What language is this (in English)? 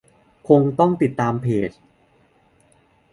Thai